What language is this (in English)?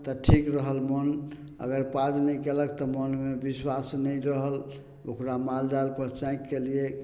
Maithili